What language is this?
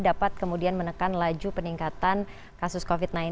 Indonesian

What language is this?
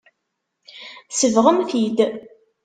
Kabyle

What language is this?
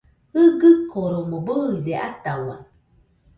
Nüpode Huitoto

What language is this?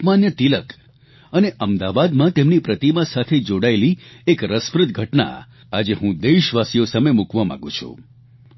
Gujarati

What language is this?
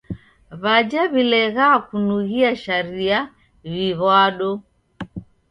Taita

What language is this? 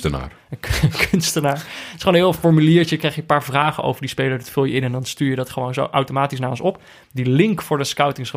Dutch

